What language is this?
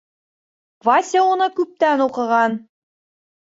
Bashkir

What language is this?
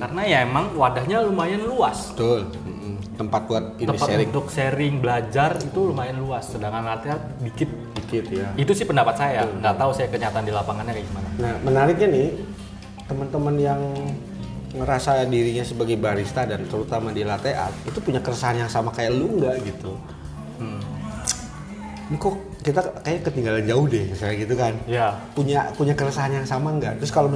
Indonesian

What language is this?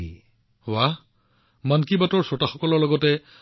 Assamese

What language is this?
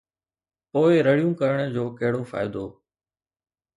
Sindhi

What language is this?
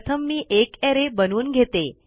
Marathi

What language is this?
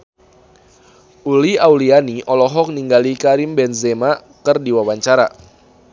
Sundanese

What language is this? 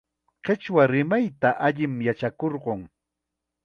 Chiquián Ancash Quechua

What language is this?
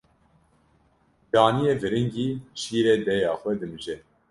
Kurdish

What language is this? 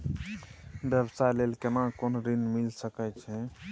Maithili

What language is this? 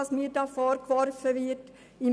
Swiss German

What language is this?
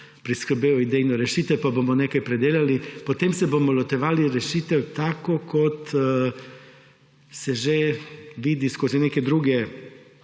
Slovenian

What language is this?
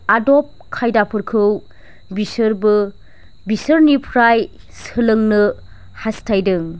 Bodo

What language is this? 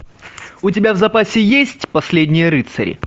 Russian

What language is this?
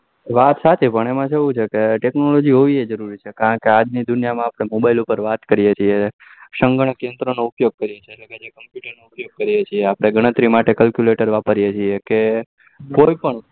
Gujarati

